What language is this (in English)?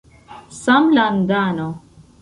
Esperanto